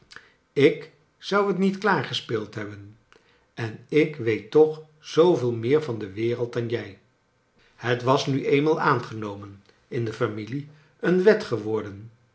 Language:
Dutch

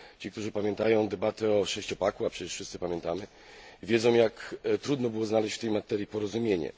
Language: Polish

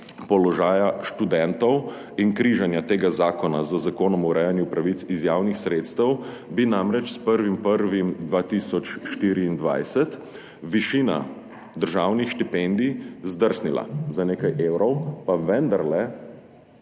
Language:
Slovenian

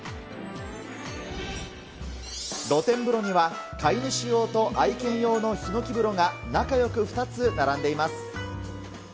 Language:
Japanese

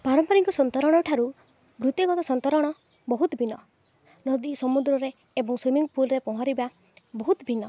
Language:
Odia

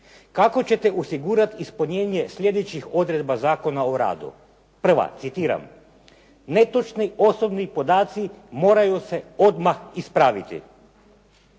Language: Croatian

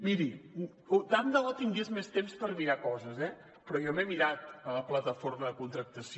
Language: Catalan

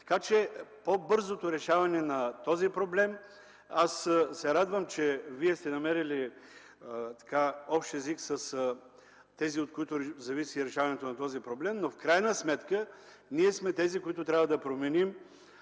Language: Bulgarian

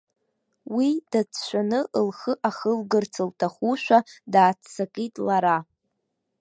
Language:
Abkhazian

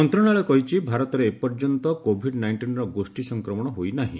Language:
Odia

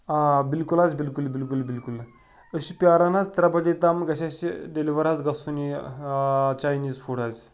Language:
Kashmiri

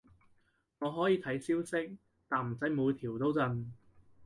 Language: Cantonese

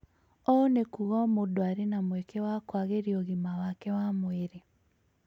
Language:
Kikuyu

